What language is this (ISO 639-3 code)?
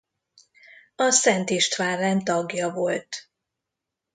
hun